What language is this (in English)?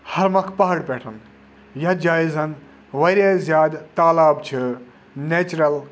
Kashmiri